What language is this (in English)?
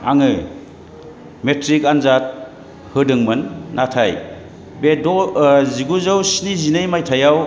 Bodo